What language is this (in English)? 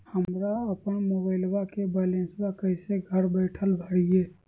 Magahi